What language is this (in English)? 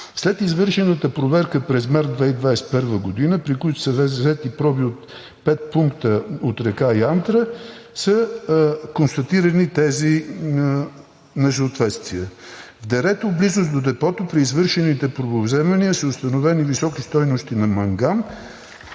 Bulgarian